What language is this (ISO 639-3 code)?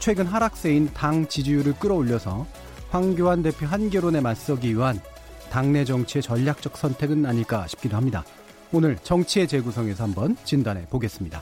kor